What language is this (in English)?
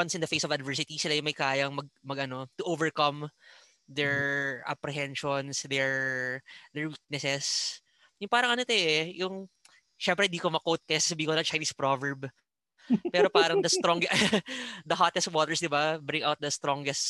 Filipino